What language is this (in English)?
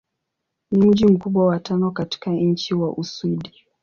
Swahili